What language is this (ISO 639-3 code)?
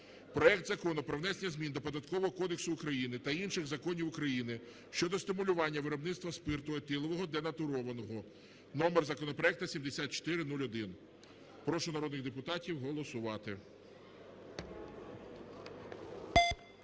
ukr